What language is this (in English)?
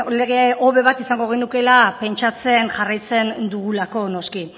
Basque